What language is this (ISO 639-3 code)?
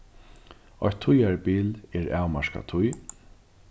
fao